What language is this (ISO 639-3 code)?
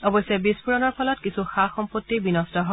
asm